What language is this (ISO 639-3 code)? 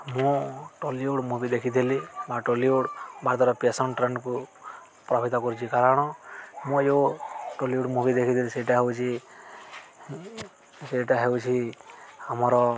ori